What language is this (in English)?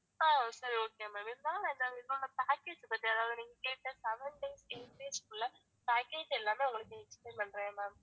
Tamil